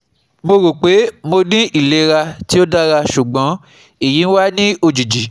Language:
Yoruba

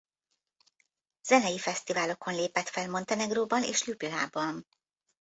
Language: Hungarian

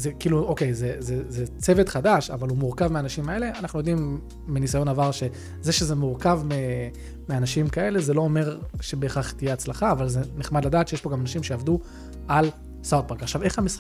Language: Hebrew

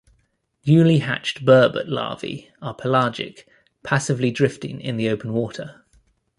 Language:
English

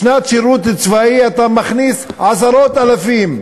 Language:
Hebrew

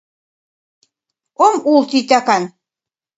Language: Mari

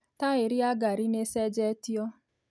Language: Kikuyu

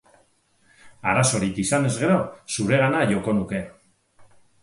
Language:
Basque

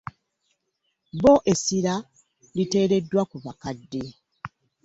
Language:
Ganda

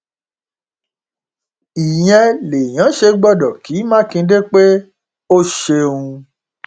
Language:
Yoruba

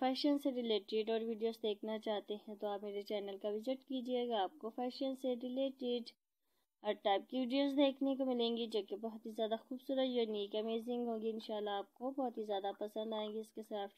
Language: Hindi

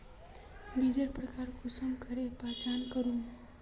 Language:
Magahi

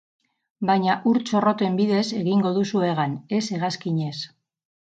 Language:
Basque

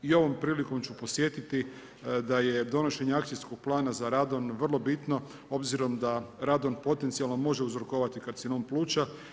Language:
Croatian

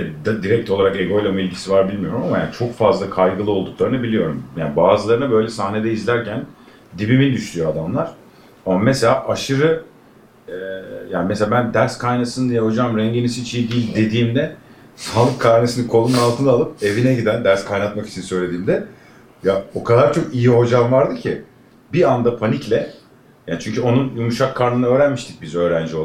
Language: Turkish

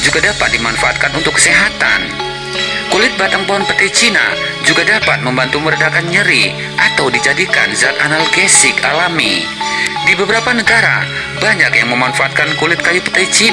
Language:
Indonesian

